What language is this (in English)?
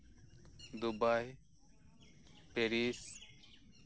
Santali